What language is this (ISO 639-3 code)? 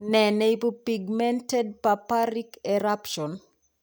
kln